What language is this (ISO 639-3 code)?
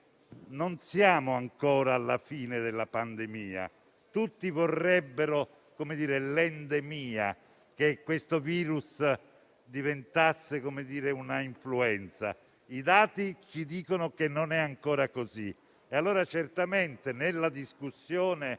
ita